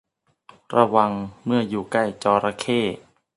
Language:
Thai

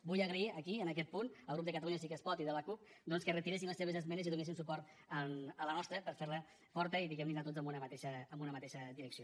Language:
Catalan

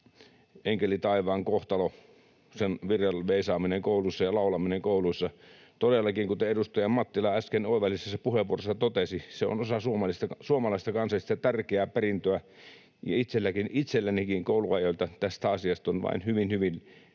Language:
Finnish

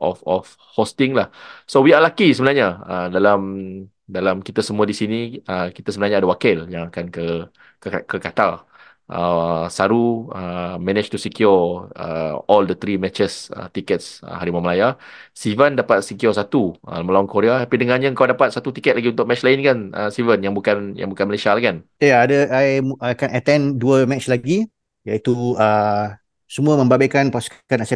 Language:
Malay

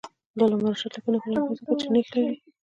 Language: Pashto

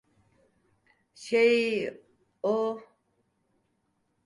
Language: Turkish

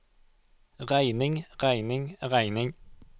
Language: Norwegian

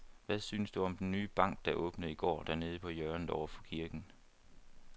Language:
Danish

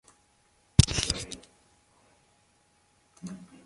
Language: Swahili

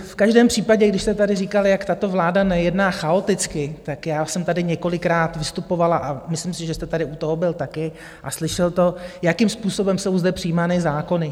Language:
Czech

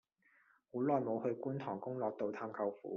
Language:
Cantonese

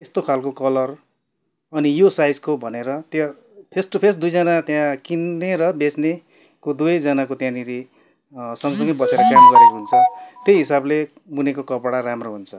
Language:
Nepali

